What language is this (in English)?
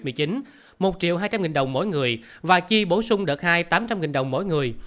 Vietnamese